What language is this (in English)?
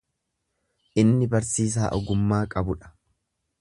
Oromo